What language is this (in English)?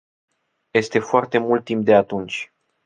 Romanian